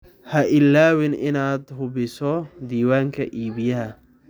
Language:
Somali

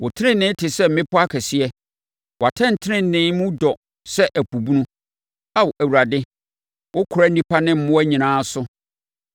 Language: Akan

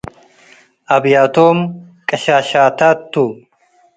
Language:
Tigre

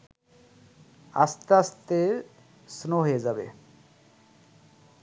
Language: Bangla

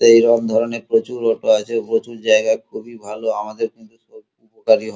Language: Bangla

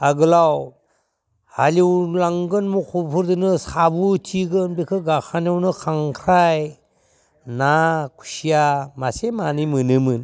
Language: Bodo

